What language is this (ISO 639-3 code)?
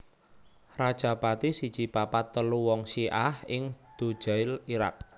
jav